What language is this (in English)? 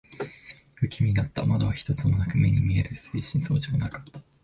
Japanese